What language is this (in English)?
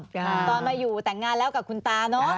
Thai